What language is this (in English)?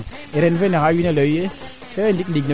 Serer